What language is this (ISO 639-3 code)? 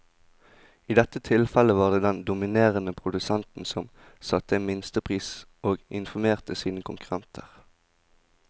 nor